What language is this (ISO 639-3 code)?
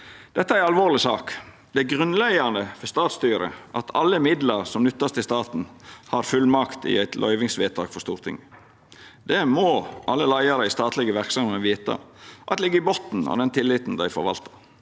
nor